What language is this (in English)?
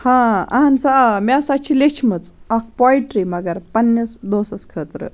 Kashmiri